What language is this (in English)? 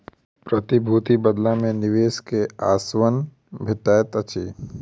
Maithili